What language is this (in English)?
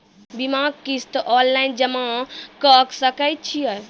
Maithili